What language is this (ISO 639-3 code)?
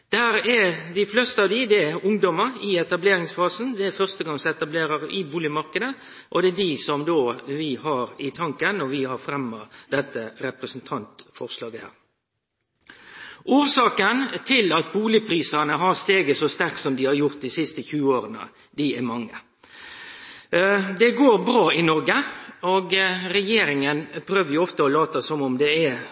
nno